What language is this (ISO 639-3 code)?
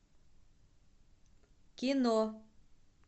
rus